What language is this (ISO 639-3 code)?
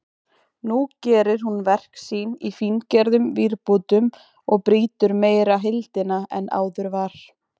isl